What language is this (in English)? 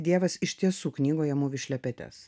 Lithuanian